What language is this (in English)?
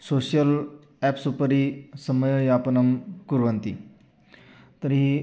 Sanskrit